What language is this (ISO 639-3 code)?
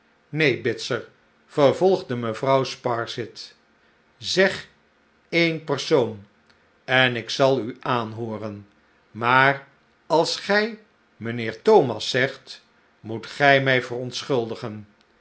nld